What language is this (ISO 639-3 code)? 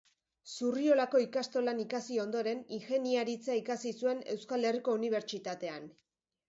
eus